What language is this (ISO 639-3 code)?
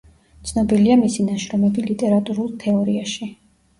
kat